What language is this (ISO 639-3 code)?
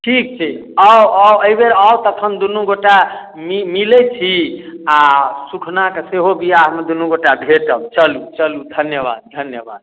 mai